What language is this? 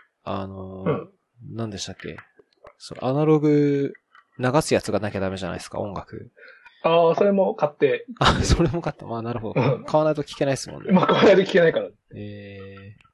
Japanese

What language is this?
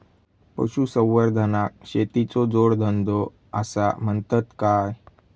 Marathi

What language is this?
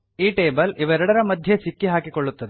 Kannada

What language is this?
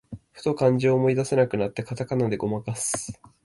Japanese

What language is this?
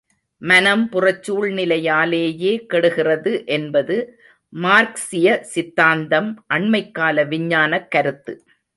Tamil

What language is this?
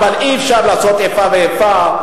Hebrew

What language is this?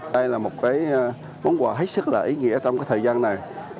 Vietnamese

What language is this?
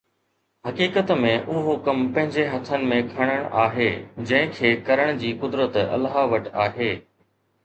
Sindhi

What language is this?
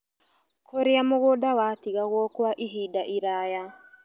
Kikuyu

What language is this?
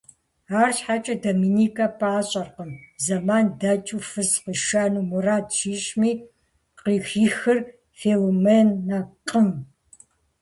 Kabardian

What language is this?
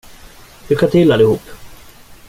Swedish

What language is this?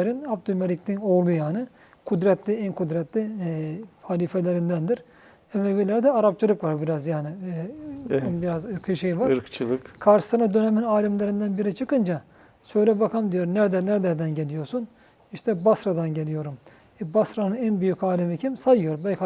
Turkish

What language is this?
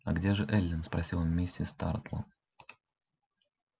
Russian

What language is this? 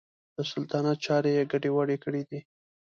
Pashto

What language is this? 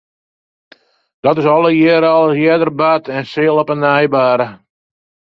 Western Frisian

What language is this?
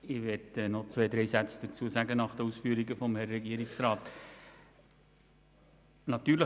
Swiss German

